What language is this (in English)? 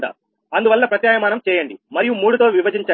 Telugu